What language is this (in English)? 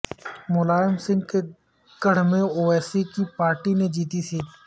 Urdu